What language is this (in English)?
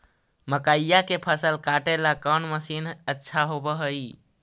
Magahi